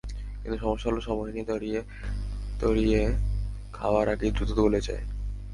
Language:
Bangla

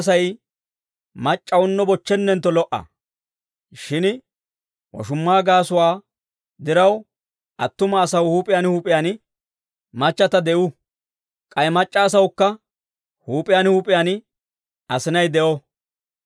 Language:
Dawro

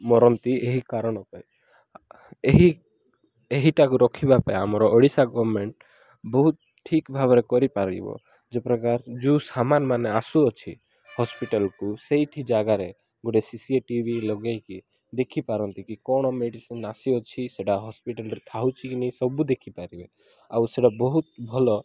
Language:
Odia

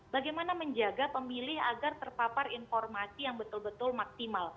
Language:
Indonesian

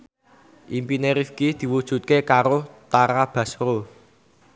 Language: Javanese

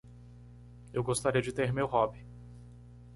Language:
Portuguese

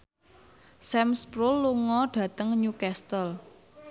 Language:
Javanese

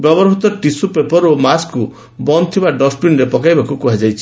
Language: Odia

